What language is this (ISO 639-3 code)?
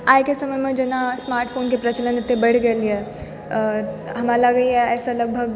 mai